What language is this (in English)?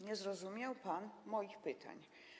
Polish